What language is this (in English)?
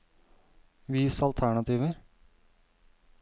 Norwegian